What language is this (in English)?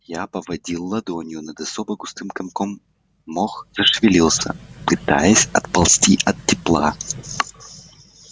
Russian